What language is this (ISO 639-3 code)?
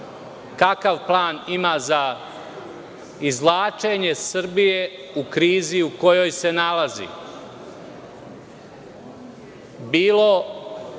srp